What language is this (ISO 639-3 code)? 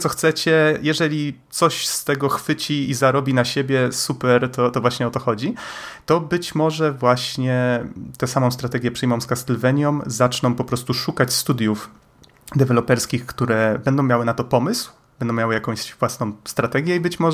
pol